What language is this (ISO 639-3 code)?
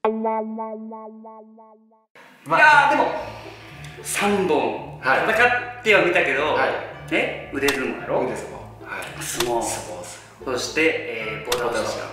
jpn